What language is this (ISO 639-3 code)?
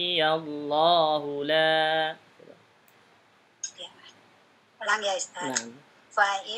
ind